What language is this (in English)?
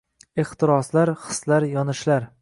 Uzbek